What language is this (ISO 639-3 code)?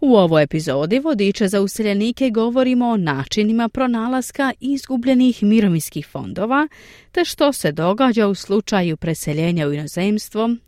hrv